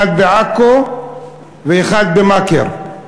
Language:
Hebrew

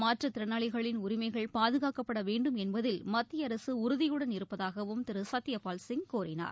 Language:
Tamil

